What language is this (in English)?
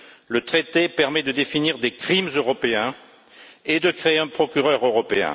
French